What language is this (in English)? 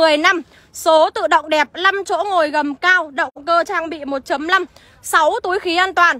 Vietnamese